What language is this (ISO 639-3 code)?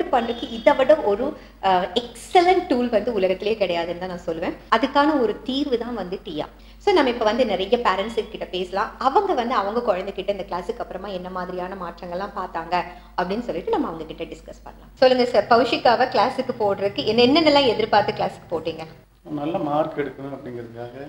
tam